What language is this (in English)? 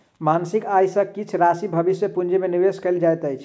Maithili